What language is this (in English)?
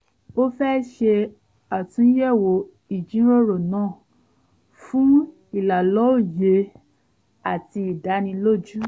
Yoruba